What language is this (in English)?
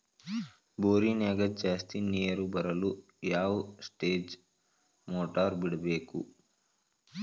Kannada